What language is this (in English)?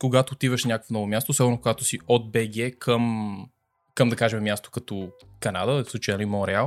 Bulgarian